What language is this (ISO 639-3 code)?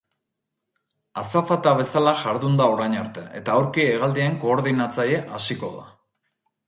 eus